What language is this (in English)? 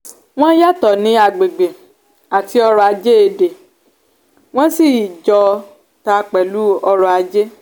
Yoruba